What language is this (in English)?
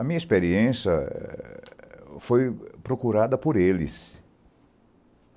Portuguese